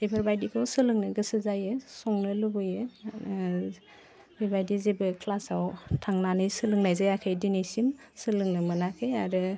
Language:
Bodo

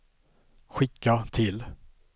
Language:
Swedish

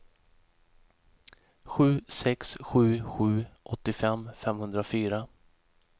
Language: Swedish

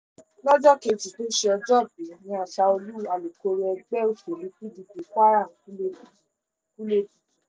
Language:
Yoruba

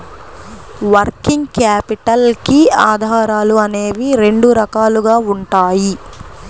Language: Telugu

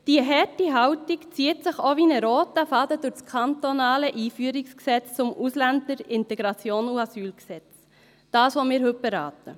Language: Swiss German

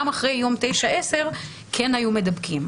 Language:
Hebrew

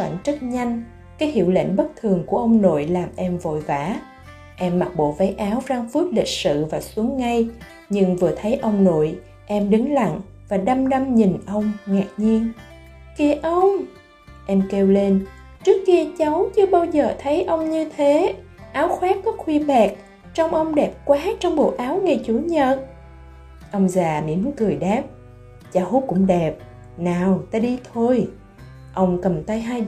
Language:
Vietnamese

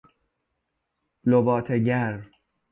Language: Persian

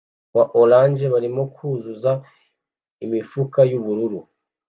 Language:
Kinyarwanda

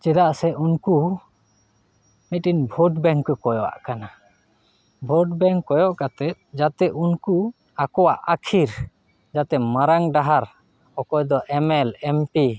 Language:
Santali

